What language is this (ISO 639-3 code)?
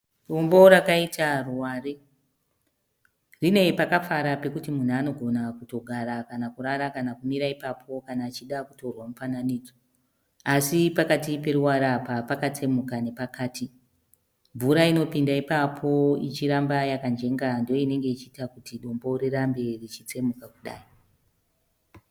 sna